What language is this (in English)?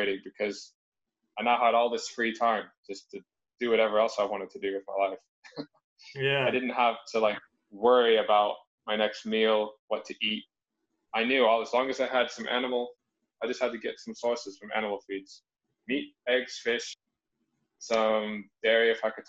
English